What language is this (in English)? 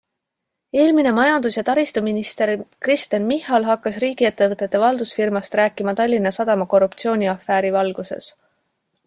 Estonian